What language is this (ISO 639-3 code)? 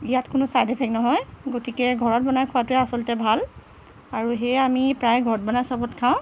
asm